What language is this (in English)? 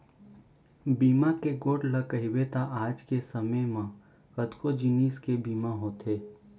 Chhattisgarhi